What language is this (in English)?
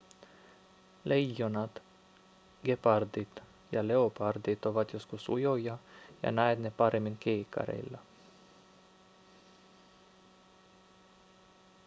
Finnish